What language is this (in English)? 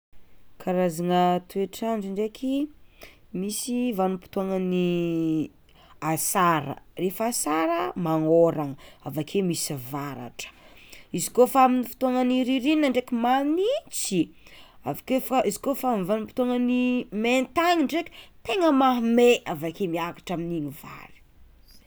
Tsimihety Malagasy